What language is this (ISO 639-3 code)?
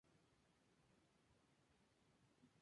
spa